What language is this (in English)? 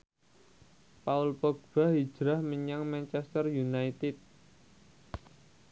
Javanese